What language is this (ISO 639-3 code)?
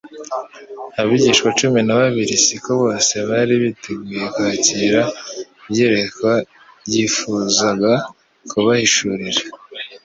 kin